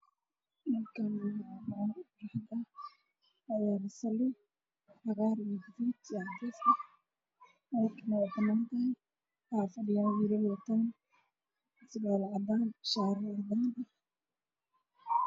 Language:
Somali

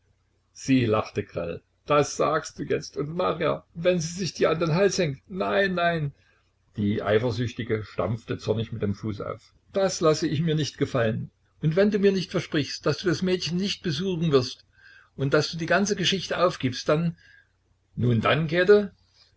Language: German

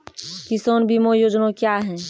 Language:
Maithili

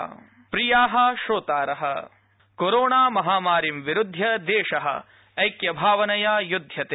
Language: Sanskrit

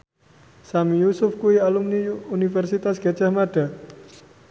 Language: Javanese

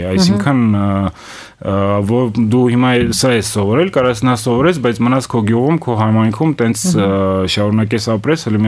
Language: Romanian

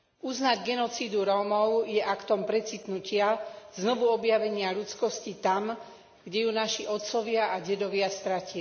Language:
Slovak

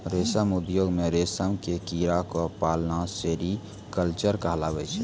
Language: Maithili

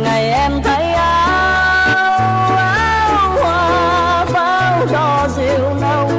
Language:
Vietnamese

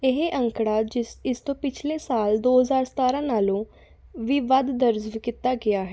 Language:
Punjabi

